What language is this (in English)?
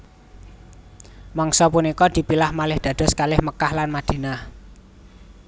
Javanese